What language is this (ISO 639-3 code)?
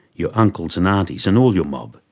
eng